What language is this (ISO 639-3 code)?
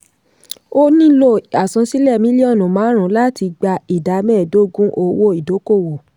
yor